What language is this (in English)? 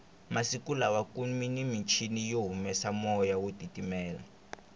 Tsonga